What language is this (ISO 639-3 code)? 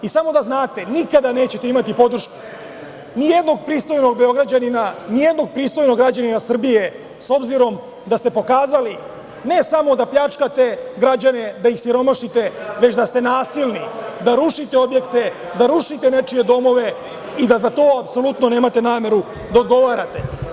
srp